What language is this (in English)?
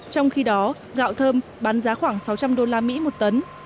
Vietnamese